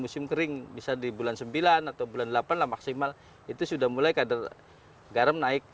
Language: Indonesian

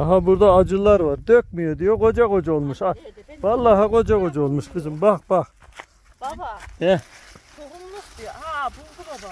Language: Turkish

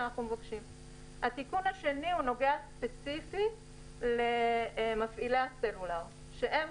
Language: Hebrew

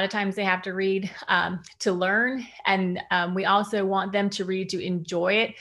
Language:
English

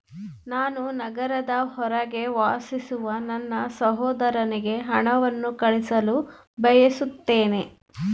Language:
Kannada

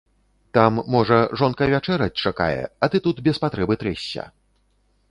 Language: Belarusian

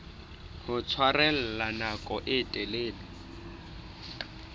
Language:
Southern Sotho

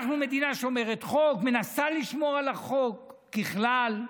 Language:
Hebrew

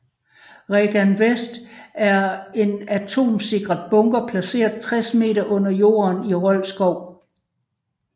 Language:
Danish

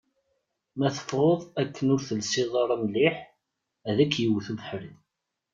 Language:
Kabyle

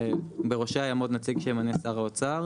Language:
Hebrew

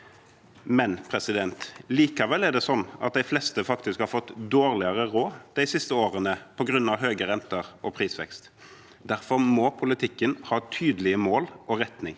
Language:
Norwegian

